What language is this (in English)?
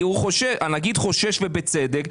Hebrew